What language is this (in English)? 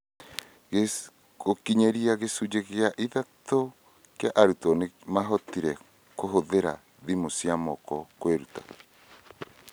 Kikuyu